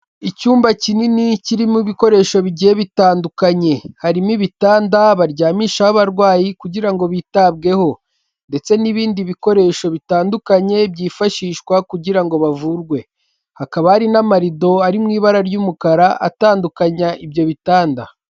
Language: Kinyarwanda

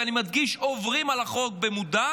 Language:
Hebrew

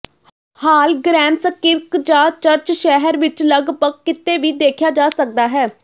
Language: Punjabi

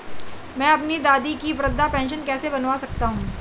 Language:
Hindi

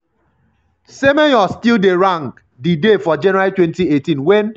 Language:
Nigerian Pidgin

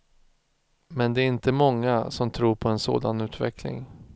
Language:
Swedish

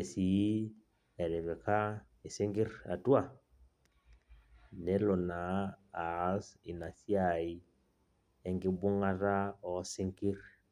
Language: Masai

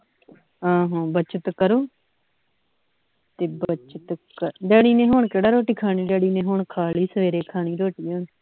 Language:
Punjabi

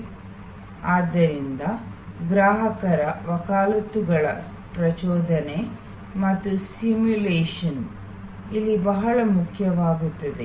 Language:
Kannada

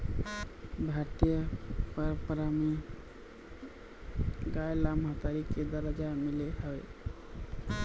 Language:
Chhattisgarhi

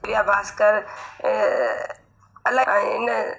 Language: Sindhi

